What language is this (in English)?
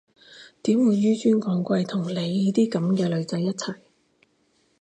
Cantonese